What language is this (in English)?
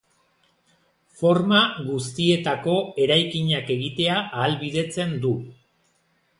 Basque